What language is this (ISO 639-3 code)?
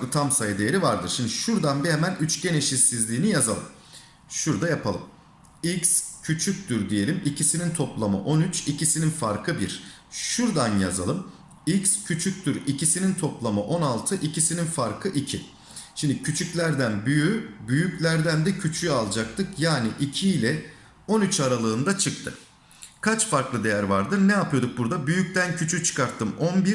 tur